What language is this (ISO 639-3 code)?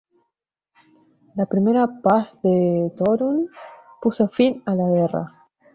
spa